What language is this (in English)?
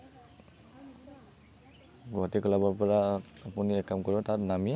Assamese